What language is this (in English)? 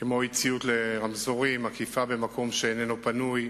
Hebrew